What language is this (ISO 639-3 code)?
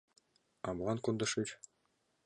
chm